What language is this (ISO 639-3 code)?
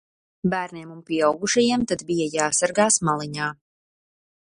lav